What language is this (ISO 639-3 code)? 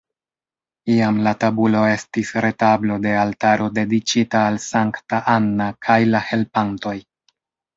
epo